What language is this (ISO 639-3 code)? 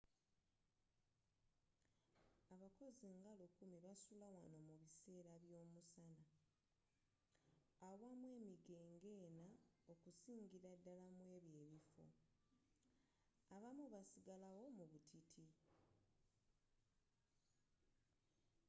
lug